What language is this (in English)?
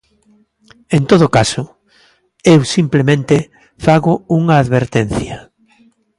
Galician